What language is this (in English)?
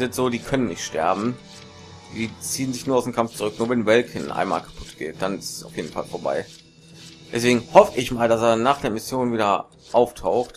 German